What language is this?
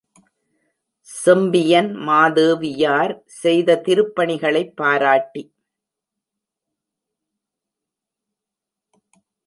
Tamil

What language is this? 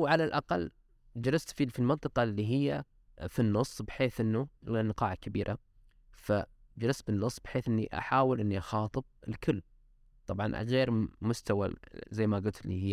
Arabic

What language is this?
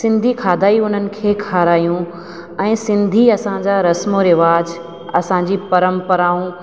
Sindhi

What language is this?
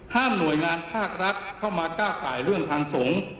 Thai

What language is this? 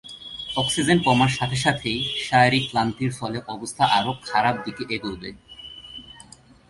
Bangla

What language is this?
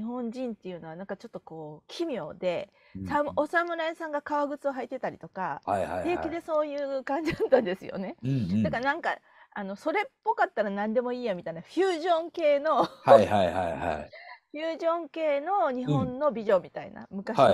Japanese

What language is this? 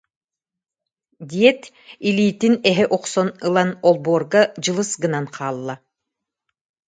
Yakut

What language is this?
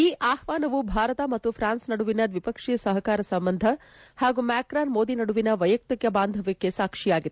Kannada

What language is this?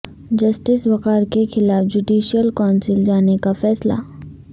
Urdu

